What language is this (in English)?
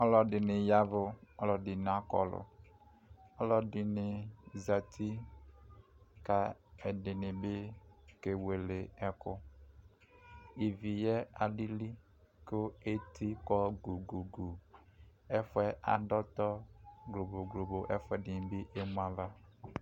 Ikposo